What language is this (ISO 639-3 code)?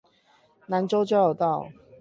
zho